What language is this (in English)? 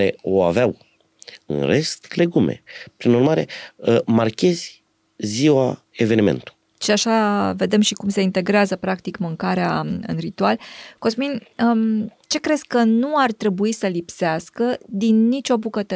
Romanian